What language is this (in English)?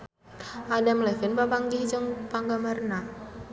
Sundanese